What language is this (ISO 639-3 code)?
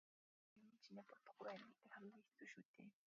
mon